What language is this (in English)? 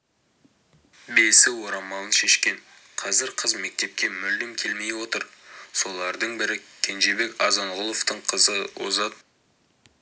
Kazakh